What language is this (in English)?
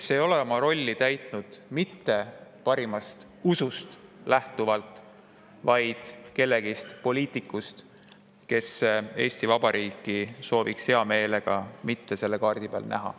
Estonian